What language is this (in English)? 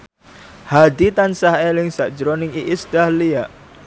Javanese